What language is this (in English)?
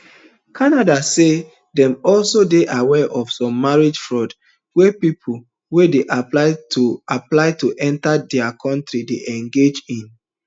Nigerian Pidgin